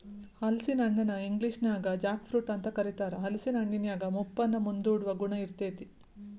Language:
Kannada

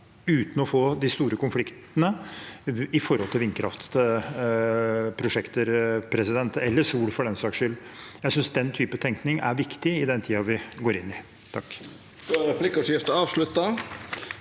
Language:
Norwegian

